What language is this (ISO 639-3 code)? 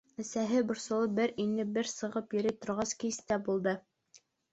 bak